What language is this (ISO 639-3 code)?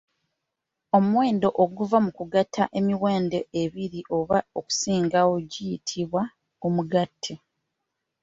lug